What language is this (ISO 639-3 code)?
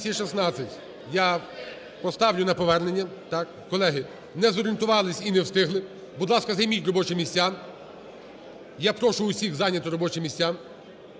ukr